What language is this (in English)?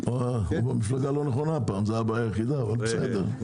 Hebrew